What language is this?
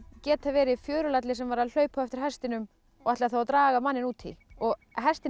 Icelandic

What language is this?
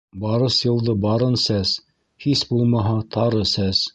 Bashkir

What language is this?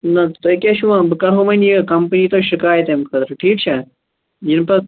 Kashmiri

